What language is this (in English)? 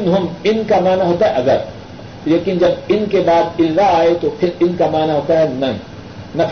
Urdu